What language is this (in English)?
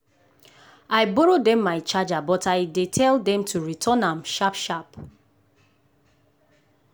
Nigerian Pidgin